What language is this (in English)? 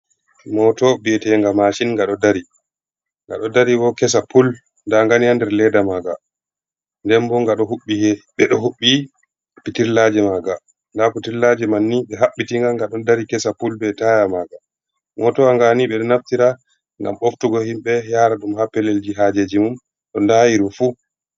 Fula